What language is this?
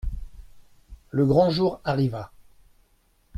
French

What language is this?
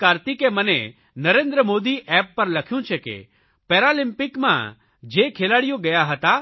Gujarati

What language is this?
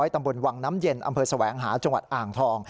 Thai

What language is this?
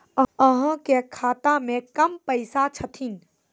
Maithili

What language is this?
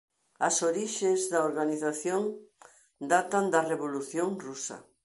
Galician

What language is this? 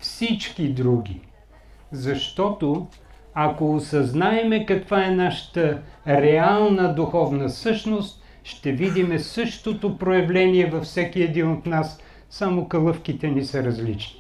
Bulgarian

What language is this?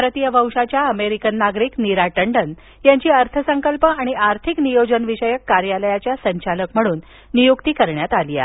Marathi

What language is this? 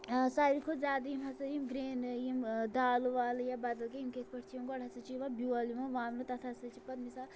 Kashmiri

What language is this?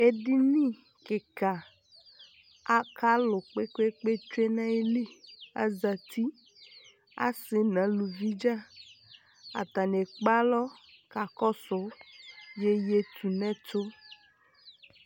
Ikposo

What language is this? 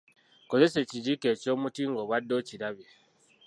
Ganda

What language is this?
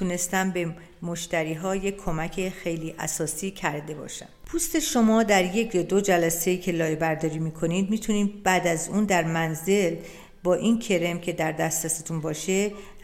Persian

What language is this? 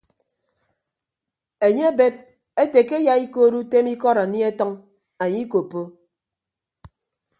Ibibio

